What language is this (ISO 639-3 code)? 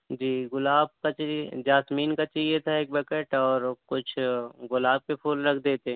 urd